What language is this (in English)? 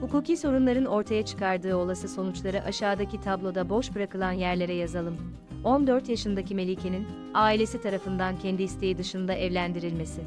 Turkish